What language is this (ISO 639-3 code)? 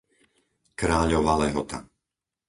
slk